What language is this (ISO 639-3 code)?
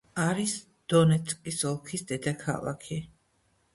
kat